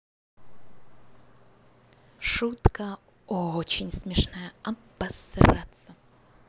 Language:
Russian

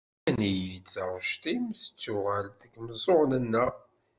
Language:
Kabyle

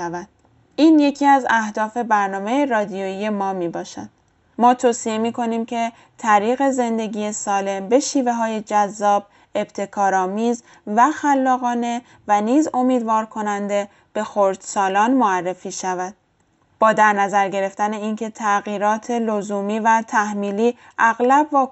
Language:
Persian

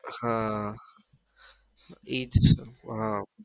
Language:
Gujarati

